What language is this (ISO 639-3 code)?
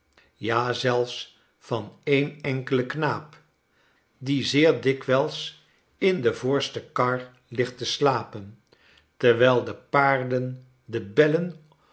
nld